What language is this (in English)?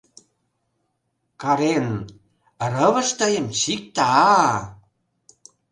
Mari